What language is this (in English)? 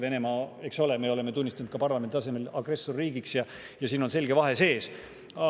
Estonian